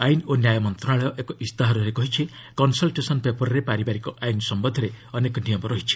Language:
Odia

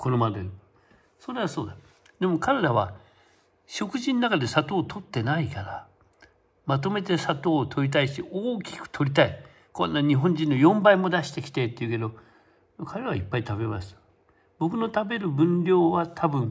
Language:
Japanese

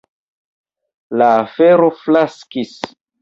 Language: Esperanto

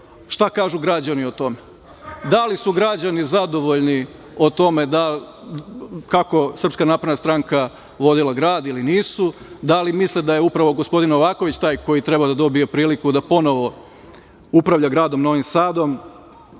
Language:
Serbian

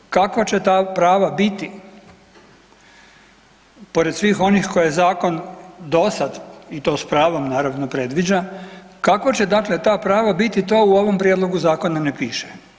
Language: Croatian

